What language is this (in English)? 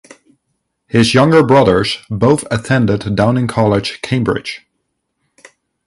English